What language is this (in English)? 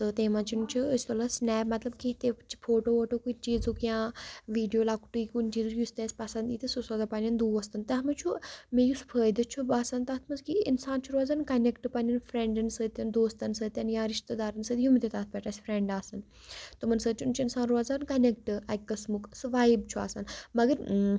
Kashmiri